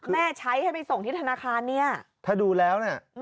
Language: Thai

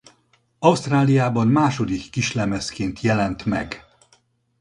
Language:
Hungarian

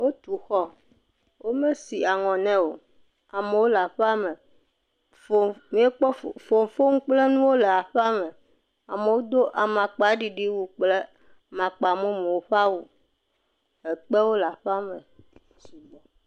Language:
Ewe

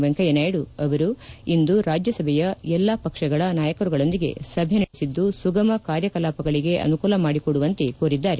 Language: Kannada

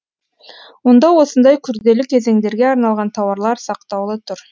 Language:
Kazakh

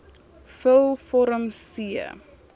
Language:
Afrikaans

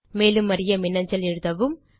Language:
Tamil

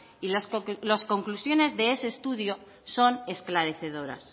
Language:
Spanish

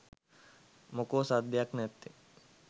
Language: Sinhala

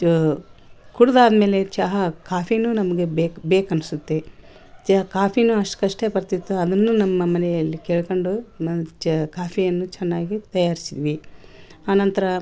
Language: Kannada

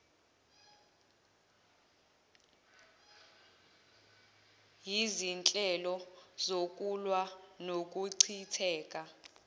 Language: Zulu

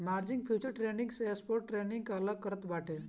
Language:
Bhojpuri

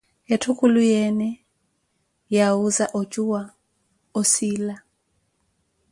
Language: Koti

